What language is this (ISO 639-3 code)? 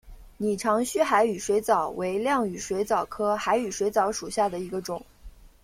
zho